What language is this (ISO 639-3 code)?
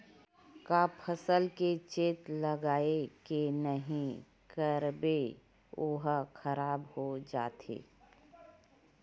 hne